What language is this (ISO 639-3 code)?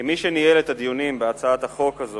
heb